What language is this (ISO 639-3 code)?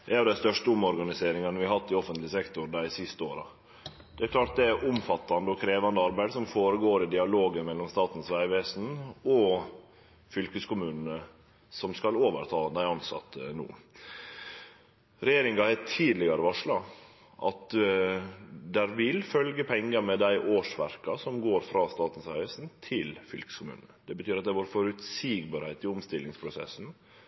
nno